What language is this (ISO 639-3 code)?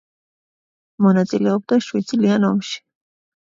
kat